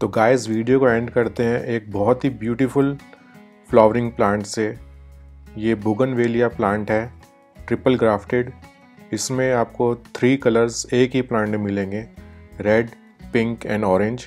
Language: Hindi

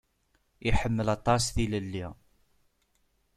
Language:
Kabyle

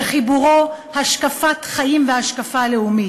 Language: Hebrew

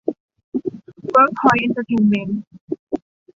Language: Thai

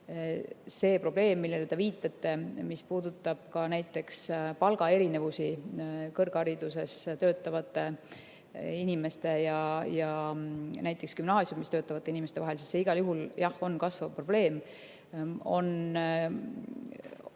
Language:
Estonian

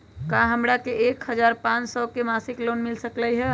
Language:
Magahi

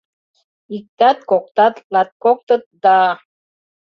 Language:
Mari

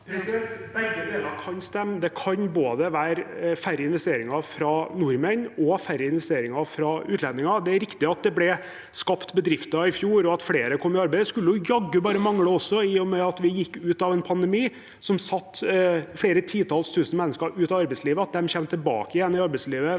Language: Norwegian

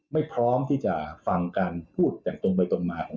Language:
Thai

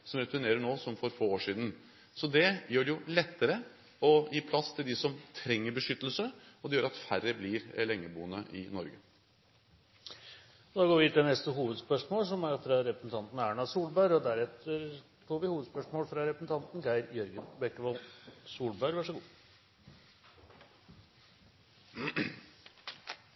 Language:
Norwegian Bokmål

